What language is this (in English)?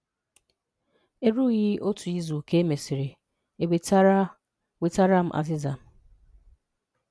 Igbo